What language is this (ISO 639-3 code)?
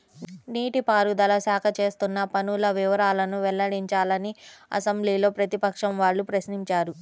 tel